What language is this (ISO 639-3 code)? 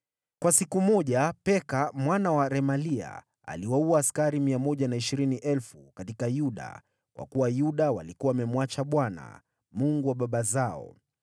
swa